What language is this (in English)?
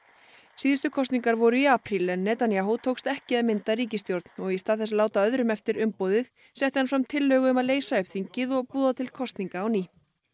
Icelandic